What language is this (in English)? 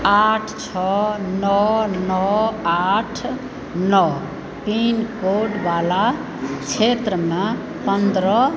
Maithili